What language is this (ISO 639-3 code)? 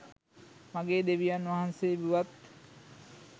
sin